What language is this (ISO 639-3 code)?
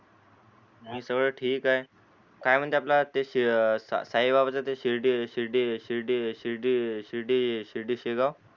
mar